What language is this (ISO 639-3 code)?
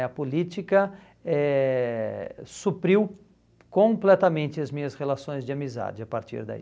por